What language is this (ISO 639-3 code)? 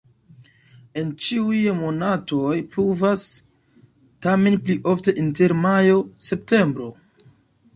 epo